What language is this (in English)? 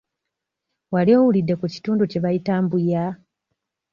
Ganda